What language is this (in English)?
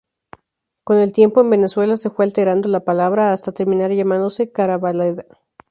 Spanish